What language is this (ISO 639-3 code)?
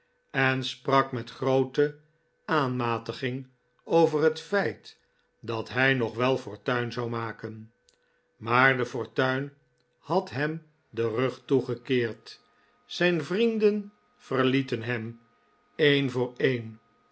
nld